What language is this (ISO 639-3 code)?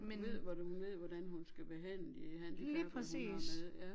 dan